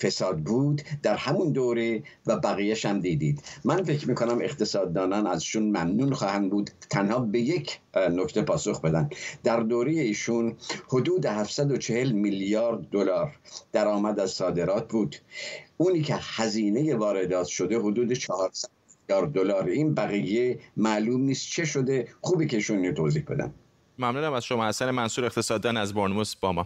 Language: Persian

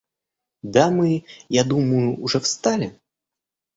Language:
Russian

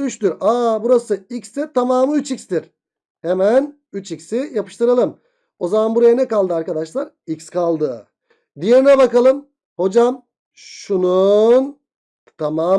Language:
Turkish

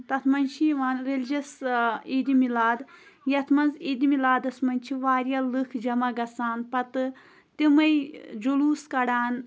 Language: Kashmiri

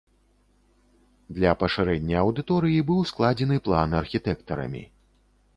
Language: Belarusian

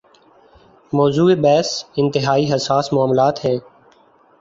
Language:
Urdu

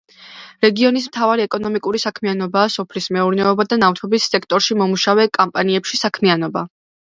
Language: Georgian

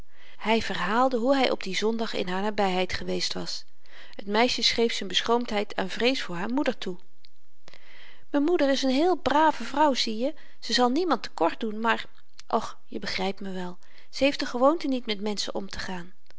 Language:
Dutch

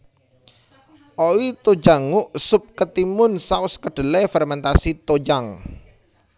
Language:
Javanese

